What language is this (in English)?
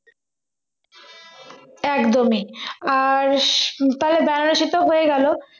Bangla